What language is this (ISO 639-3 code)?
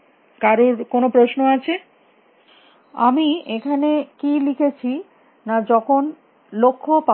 ben